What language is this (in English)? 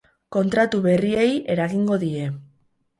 Basque